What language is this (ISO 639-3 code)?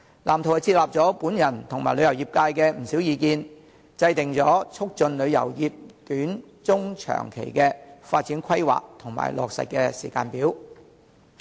yue